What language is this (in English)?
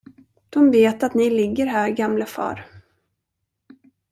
Swedish